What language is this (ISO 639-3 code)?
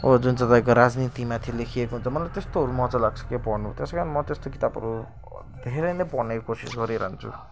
nep